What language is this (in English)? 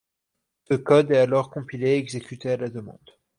French